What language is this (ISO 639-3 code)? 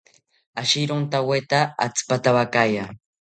cpy